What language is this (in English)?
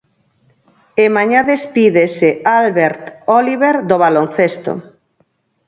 Galician